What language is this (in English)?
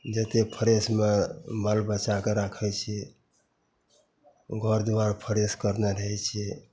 Maithili